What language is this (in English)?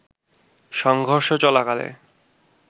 Bangla